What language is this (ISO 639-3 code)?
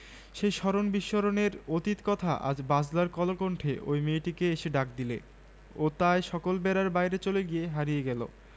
ben